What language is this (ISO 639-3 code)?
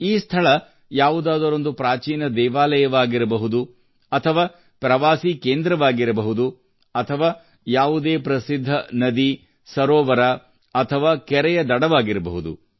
kan